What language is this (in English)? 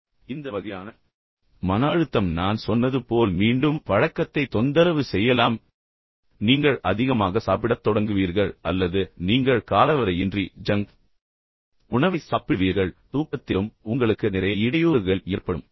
Tamil